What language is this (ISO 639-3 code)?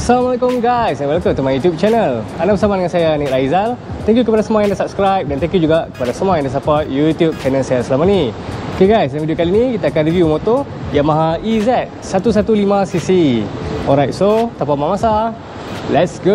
msa